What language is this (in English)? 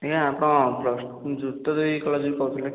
Odia